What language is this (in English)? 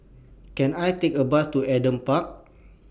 English